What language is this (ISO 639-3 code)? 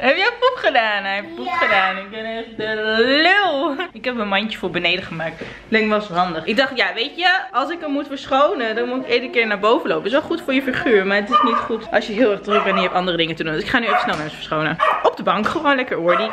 nld